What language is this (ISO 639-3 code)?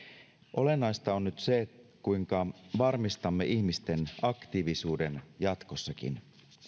fin